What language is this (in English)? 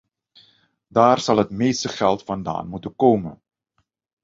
Dutch